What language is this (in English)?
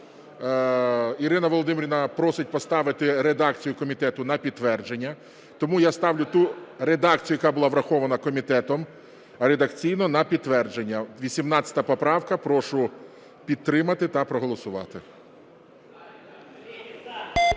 Ukrainian